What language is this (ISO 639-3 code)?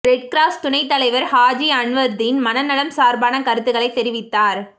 tam